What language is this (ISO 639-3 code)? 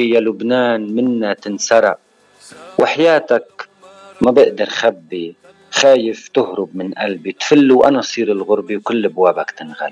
ara